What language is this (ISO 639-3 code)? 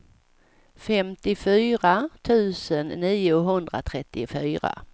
swe